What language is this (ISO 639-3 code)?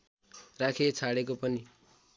nep